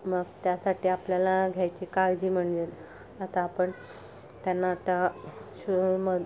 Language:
Marathi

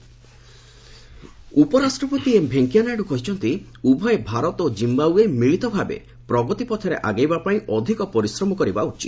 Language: Odia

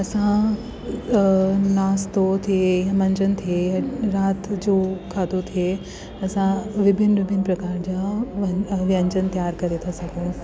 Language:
Sindhi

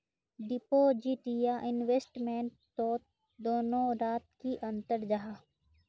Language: Magahi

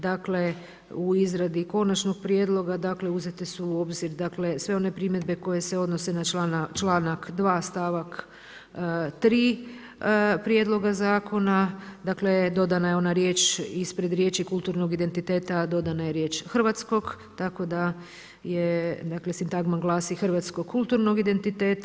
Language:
Croatian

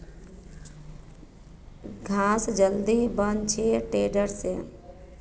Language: Magahi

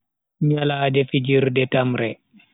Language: Bagirmi Fulfulde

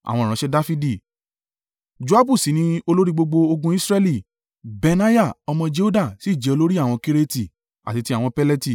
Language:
Yoruba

